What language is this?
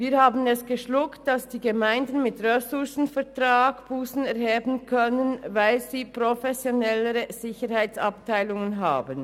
Swiss German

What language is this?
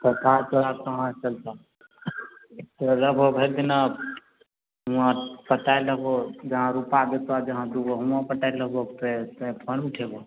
Maithili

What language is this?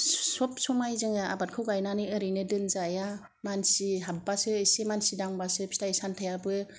Bodo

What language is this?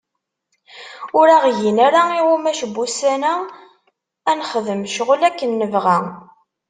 Kabyle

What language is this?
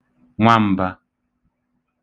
Igbo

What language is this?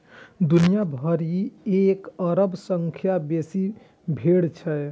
Maithili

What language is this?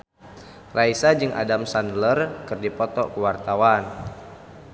Sundanese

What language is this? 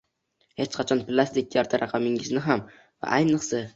Uzbek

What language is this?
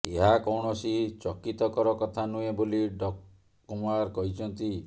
Odia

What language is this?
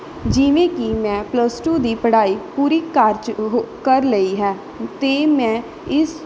Punjabi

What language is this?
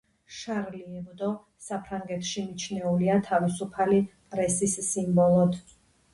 Georgian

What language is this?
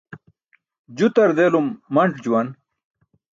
Burushaski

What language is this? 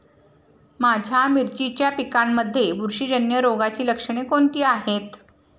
Marathi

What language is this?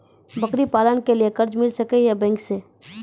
Maithili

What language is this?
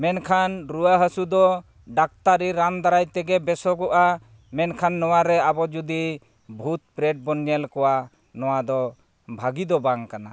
Santali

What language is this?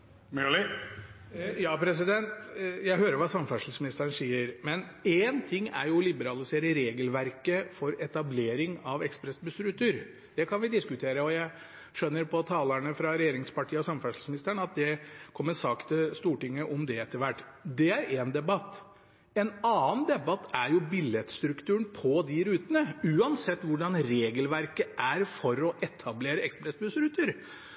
Norwegian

